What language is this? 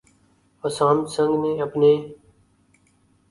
Urdu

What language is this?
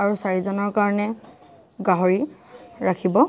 Assamese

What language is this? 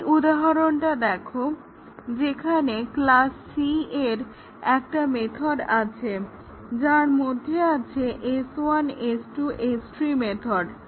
Bangla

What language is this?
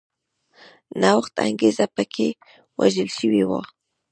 Pashto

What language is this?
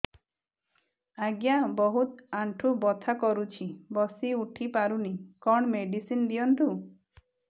Odia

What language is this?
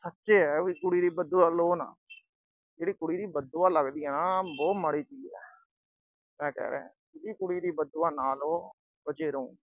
Punjabi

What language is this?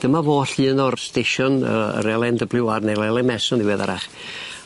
Welsh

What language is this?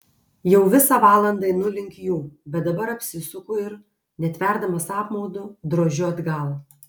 Lithuanian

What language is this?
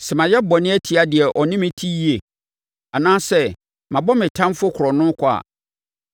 Akan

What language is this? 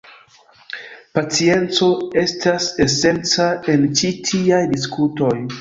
Esperanto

